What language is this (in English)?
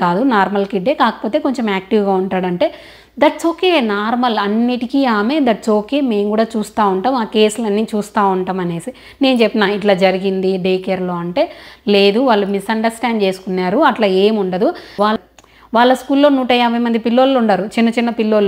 Telugu